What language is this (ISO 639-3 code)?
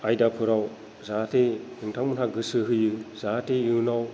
brx